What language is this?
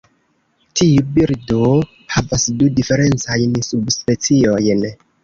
Esperanto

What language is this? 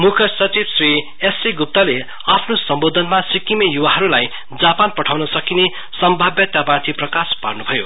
Nepali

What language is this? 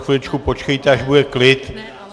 Czech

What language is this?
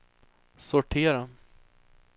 Swedish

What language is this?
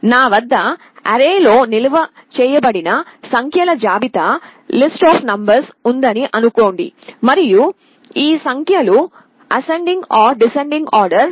Telugu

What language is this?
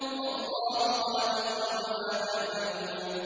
Arabic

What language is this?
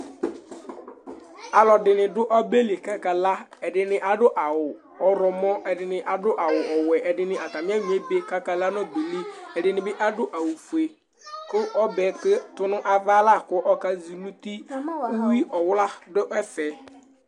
Ikposo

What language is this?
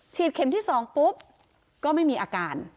Thai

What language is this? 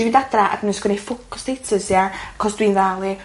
Welsh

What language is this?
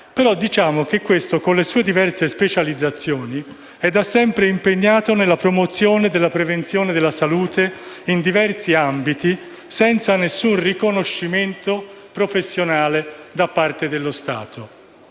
Italian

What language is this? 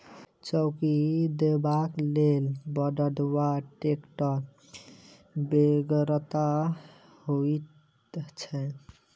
Maithili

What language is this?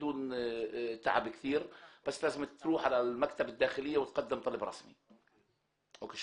Hebrew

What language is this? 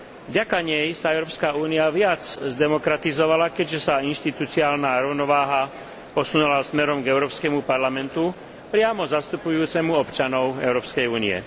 Slovak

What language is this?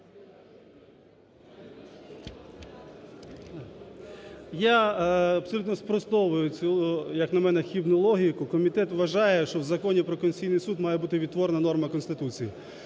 Ukrainian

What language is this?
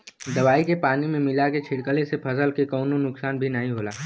Bhojpuri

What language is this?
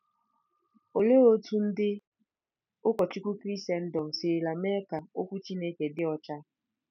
Igbo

